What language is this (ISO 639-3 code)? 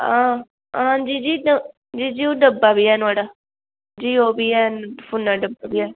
doi